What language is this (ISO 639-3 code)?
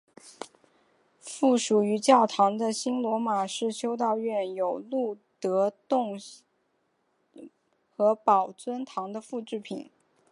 zho